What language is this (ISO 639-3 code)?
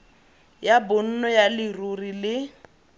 tsn